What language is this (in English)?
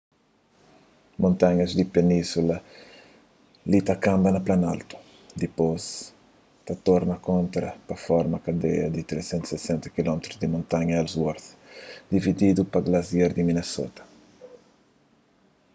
Kabuverdianu